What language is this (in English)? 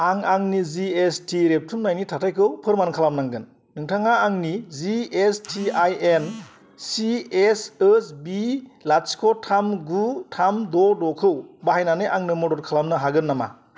Bodo